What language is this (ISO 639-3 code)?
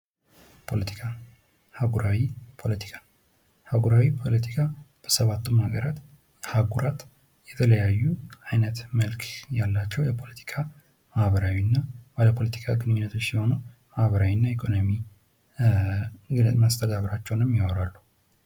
amh